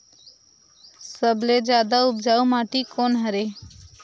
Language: Chhattisgarhi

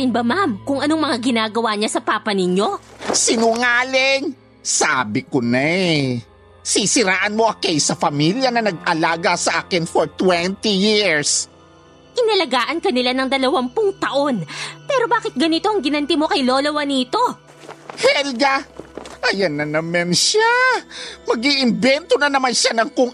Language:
Filipino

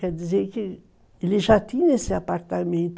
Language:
Portuguese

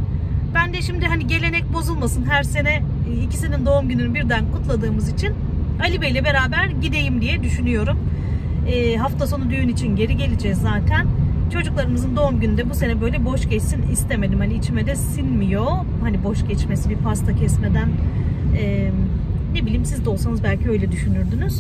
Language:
Turkish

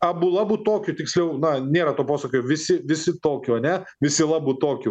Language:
Lithuanian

